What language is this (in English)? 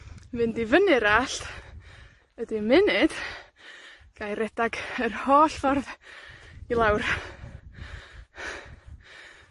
Welsh